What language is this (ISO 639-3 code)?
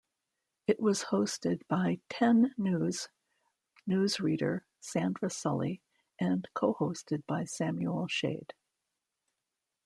eng